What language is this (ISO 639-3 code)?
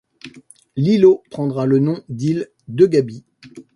fra